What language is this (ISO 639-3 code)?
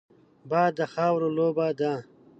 pus